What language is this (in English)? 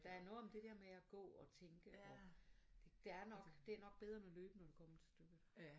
Danish